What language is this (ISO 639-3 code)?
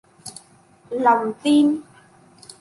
vie